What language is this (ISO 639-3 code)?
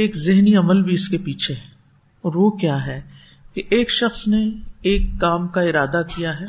urd